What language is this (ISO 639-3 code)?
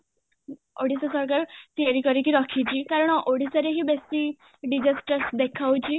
ori